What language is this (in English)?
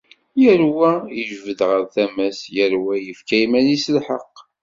Kabyle